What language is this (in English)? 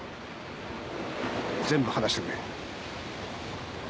Japanese